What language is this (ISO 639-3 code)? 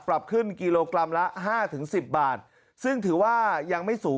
tha